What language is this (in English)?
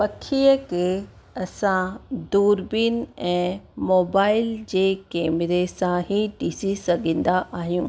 Sindhi